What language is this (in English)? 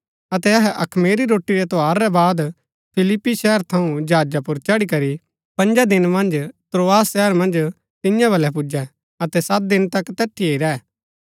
Gaddi